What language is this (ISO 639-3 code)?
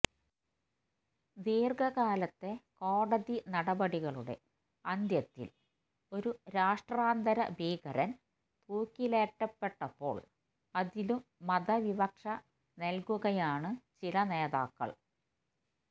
mal